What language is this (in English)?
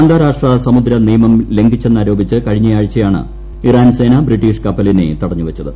Malayalam